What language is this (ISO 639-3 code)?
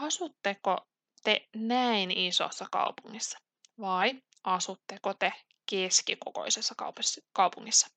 fin